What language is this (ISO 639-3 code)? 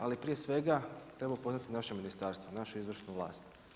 hrv